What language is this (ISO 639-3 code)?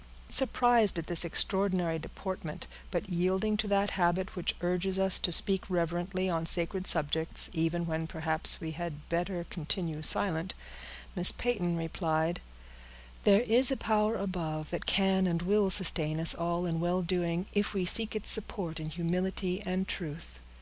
eng